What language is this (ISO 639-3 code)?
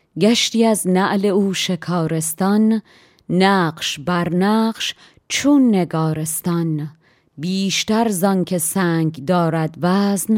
fas